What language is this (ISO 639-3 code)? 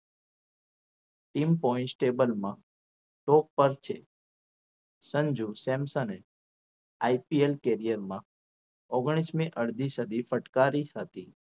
guj